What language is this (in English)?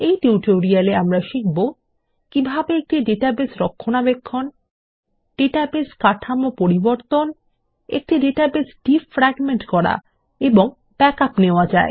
Bangla